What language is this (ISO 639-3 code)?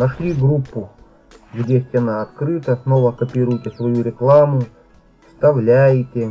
rus